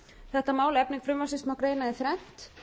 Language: Icelandic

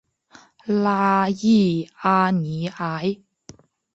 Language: Chinese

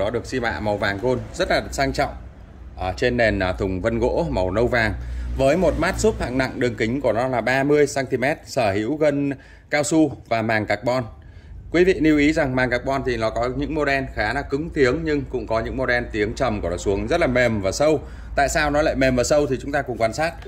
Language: Vietnamese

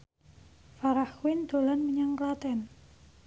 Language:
Javanese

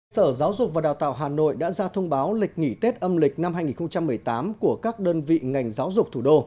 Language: Vietnamese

